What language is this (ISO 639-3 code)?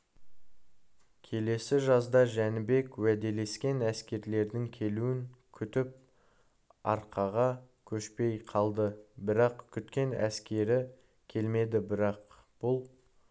kaz